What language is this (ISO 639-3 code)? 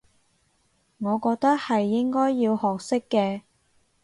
yue